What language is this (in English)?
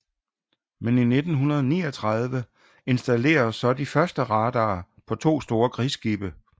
Danish